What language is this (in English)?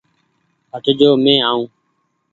Goaria